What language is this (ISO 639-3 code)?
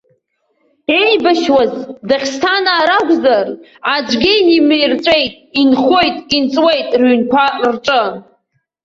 abk